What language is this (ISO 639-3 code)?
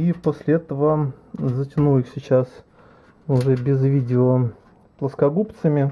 rus